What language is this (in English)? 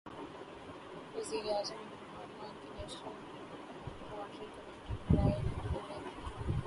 Urdu